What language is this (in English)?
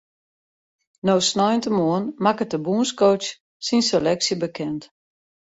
Western Frisian